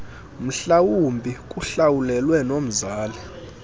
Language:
Xhosa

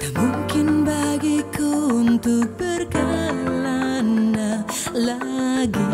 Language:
Indonesian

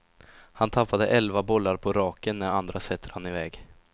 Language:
Swedish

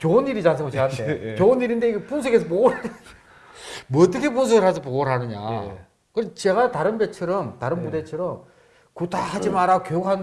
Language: Korean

